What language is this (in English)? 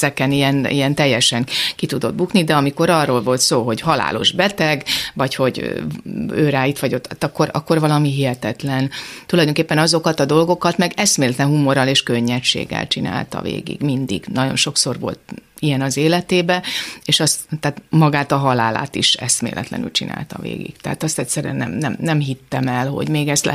Hungarian